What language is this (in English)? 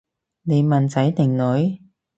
Cantonese